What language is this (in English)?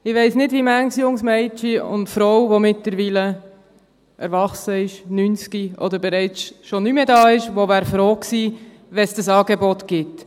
Swiss German